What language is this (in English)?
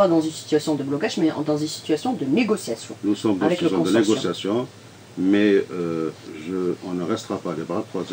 French